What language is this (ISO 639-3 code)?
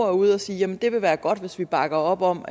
dan